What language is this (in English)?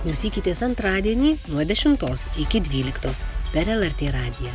Lithuanian